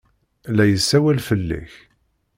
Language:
Kabyle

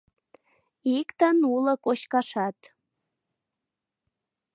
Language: Mari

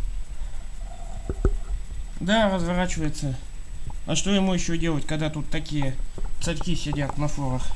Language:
Russian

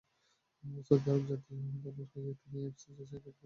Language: Bangla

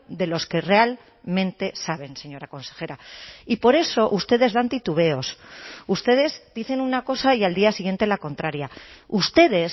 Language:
Spanish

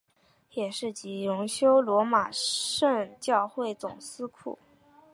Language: Chinese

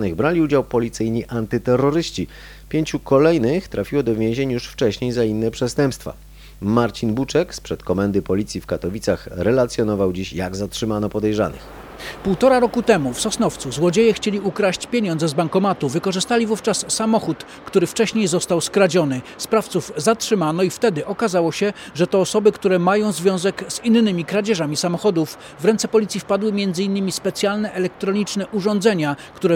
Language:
Polish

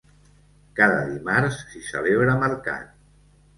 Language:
Catalan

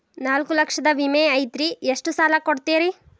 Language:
Kannada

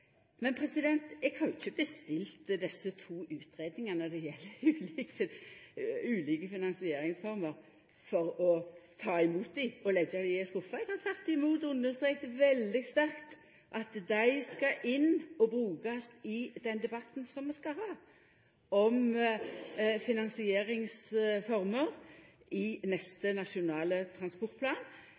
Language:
Norwegian Nynorsk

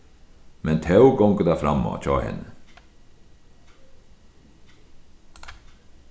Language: Faroese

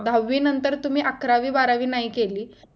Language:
Marathi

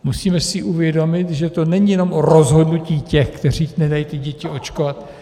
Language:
Czech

